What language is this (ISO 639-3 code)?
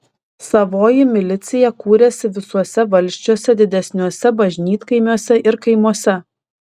lit